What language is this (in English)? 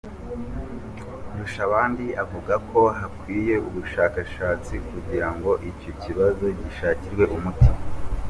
Kinyarwanda